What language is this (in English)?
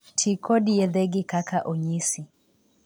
Luo (Kenya and Tanzania)